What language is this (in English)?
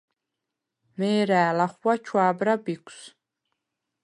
Svan